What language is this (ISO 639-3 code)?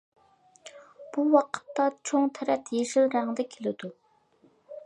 uig